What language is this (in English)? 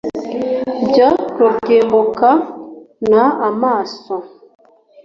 Kinyarwanda